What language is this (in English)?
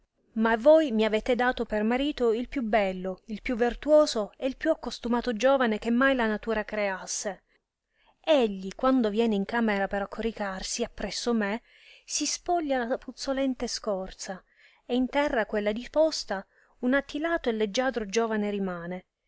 Italian